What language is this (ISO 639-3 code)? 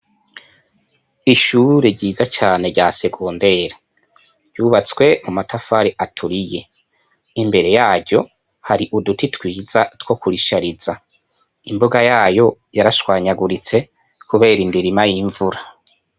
run